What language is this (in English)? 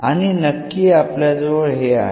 Marathi